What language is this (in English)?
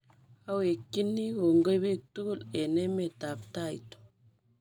Kalenjin